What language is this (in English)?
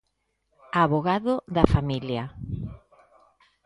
Galician